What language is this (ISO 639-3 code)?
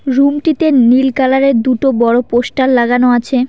ben